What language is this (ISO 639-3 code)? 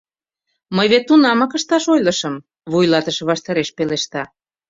chm